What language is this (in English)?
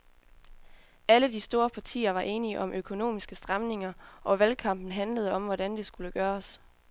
Danish